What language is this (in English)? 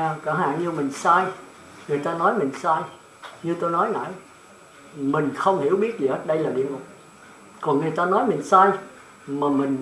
Vietnamese